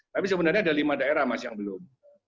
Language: Indonesian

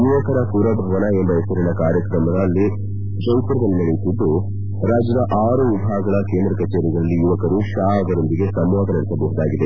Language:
Kannada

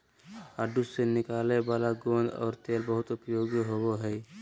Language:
Magahi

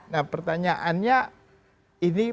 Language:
Indonesian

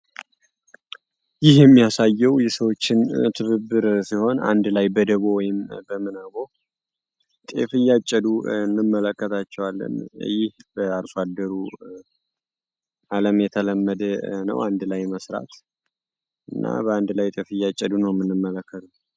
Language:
Amharic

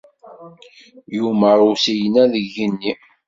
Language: Kabyle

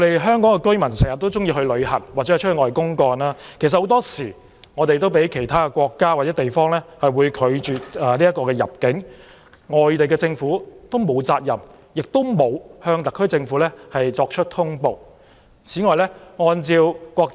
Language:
Cantonese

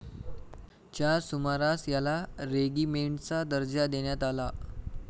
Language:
Marathi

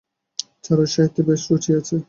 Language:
Bangla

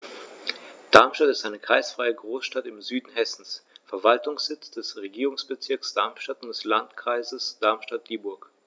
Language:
German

